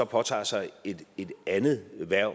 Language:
Danish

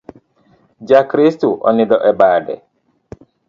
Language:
Luo (Kenya and Tanzania)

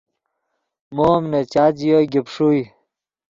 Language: Yidgha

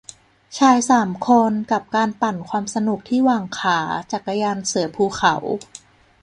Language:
Thai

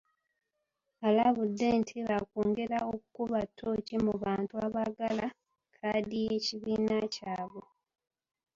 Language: Ganda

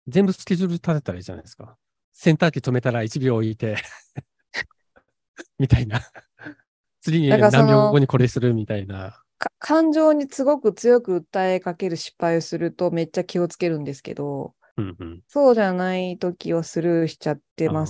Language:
Japanese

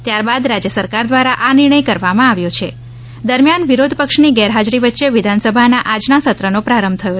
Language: Gujarati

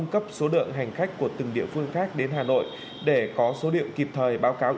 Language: Vietnamese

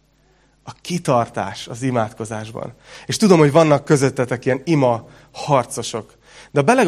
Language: Hungarian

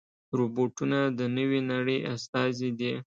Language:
Pashto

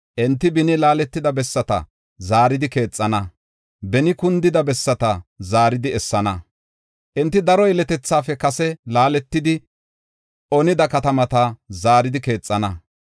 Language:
Gofa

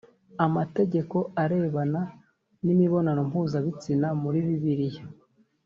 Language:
Kinyarwanda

